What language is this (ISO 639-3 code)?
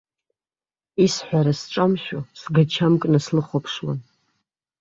abk